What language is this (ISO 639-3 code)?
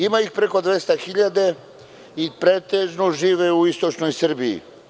srp